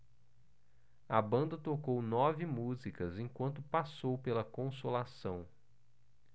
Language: Portuguese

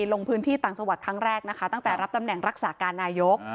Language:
Thai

